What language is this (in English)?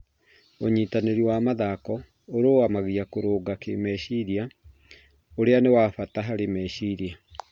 Kikuyu